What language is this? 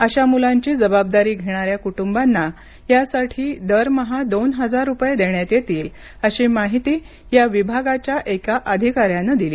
Marathi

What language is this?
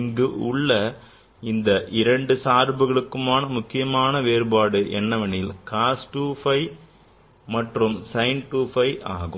Tamil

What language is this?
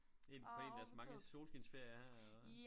Danish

